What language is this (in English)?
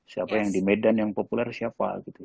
Indonesian